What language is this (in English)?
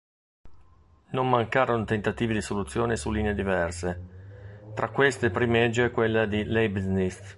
Italian